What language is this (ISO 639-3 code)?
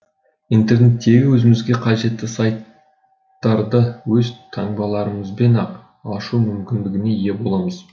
kaz